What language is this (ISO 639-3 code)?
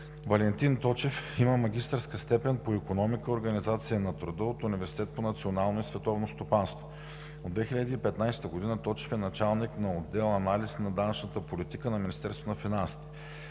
bul